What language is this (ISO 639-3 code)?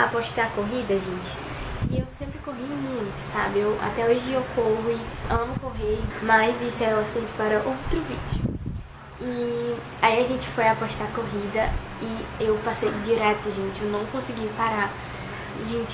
por